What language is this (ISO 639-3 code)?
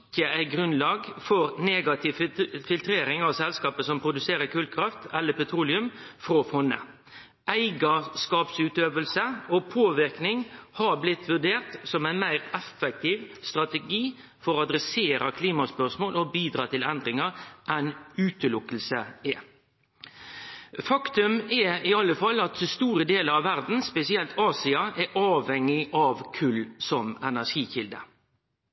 nno